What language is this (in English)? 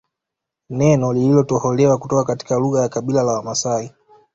Swahili